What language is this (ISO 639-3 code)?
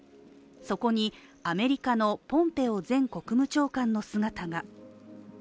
jpn